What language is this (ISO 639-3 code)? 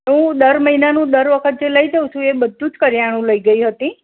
guj